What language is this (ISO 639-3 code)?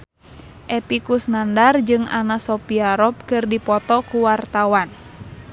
sun